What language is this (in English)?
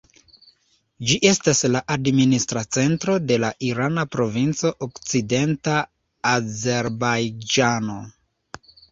Esperanto